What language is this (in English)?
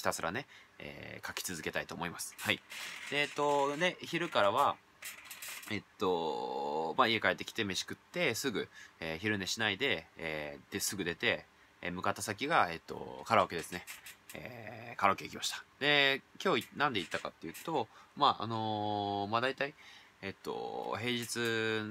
Japanese